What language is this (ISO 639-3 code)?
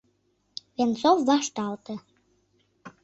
chm